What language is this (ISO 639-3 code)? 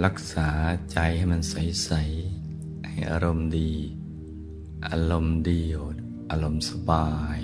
tha